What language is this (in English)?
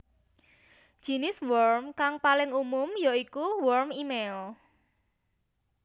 Javanese